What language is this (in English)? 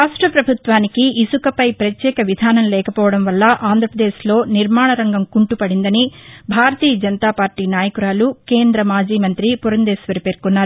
Telugu